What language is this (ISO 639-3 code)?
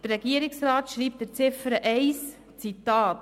gsw